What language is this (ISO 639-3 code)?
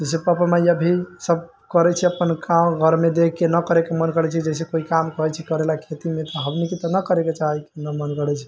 mai